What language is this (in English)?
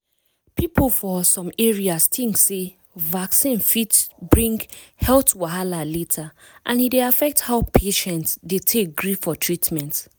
Nigerian Pidgin